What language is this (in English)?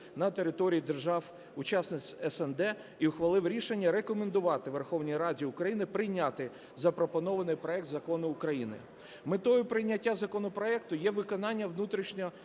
Ukrainian